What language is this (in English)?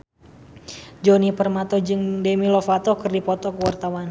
Sundanese